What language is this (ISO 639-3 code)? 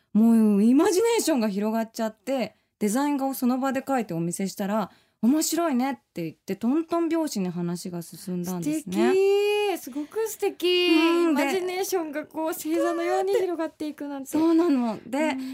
jpn